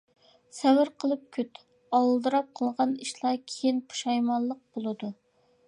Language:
Uyghur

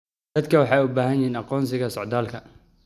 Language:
Somali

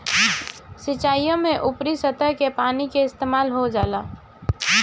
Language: Bhojpuri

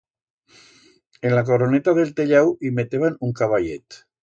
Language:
Aragonese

